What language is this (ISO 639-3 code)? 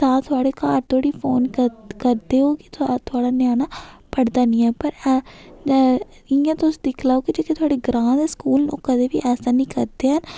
doi